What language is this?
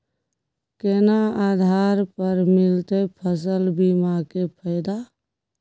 Maithili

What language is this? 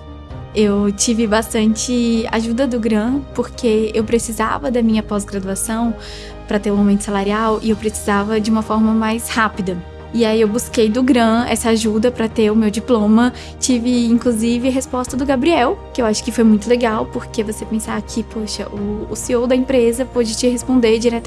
Portuguese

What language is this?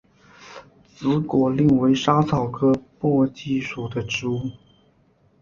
Chinese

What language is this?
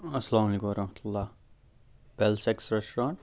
Kashmiri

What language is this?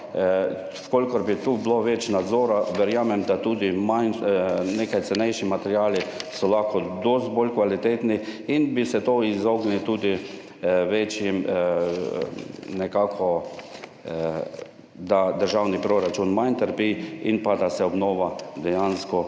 Slovenian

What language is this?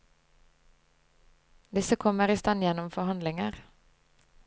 Norwegian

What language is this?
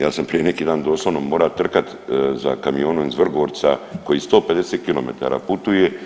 Croatian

